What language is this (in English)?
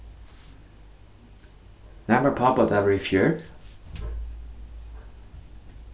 Faroese